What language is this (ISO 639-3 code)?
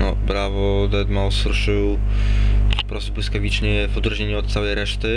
pol